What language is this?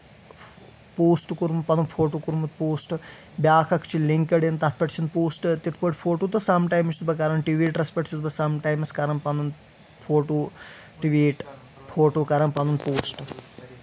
Kashmiri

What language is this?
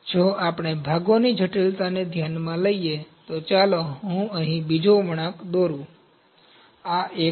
Gujarati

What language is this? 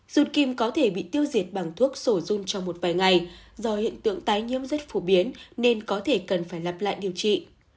Vietnamese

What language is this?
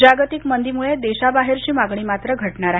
Marathi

